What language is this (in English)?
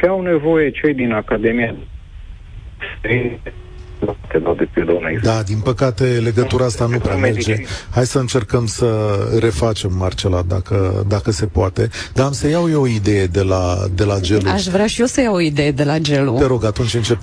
Romanian